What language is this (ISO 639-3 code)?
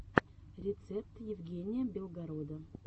rus